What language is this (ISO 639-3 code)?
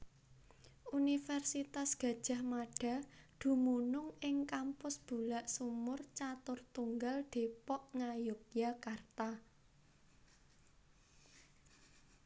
jav